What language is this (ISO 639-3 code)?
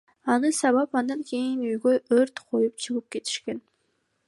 kir